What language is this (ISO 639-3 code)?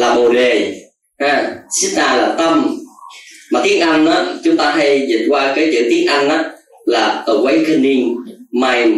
vie